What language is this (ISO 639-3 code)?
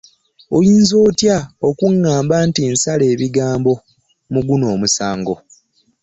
lug